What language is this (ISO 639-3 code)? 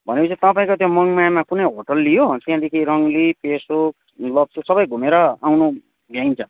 nep